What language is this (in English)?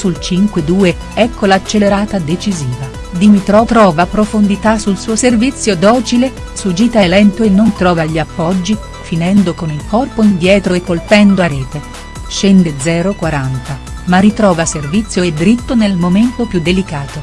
Italian